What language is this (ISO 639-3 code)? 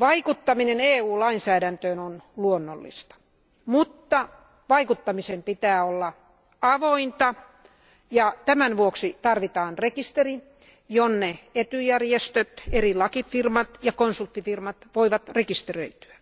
fin